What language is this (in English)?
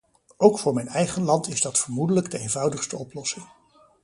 Dutch